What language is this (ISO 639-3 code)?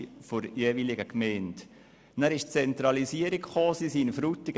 gsw